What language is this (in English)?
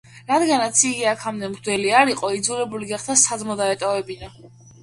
Georgian